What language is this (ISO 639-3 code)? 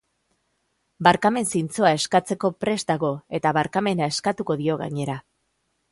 eus